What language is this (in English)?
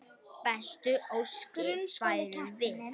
Icelandic